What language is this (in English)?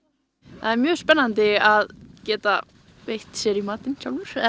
Icelandic